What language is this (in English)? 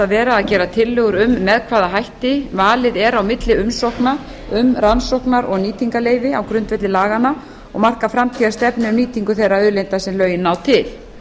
Icelandic